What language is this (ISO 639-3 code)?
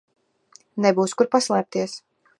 lav